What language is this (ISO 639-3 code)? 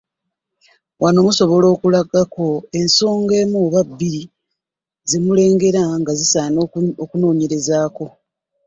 lug